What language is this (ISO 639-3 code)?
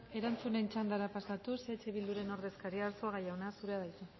eus